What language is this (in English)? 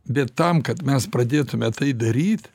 Lithuanian